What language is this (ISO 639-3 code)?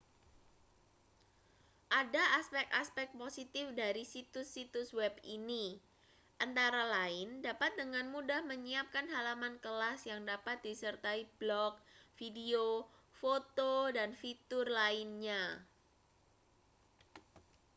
ind